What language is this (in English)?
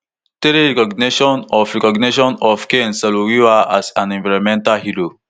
Nigerian Pidgin